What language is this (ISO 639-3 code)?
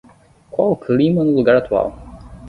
por